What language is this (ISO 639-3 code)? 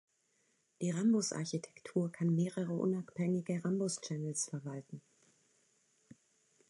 deu